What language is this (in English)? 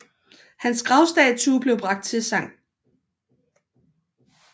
Danish